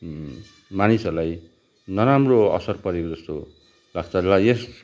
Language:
Nepali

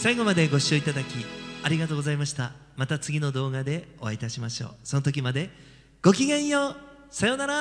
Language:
Japanese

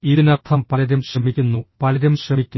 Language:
Malayalam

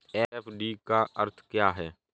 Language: Hindi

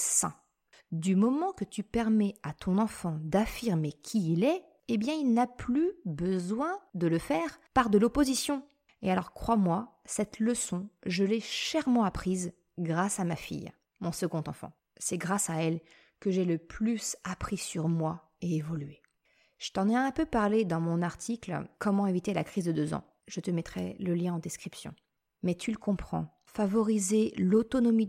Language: French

